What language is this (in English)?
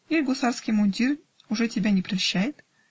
Russian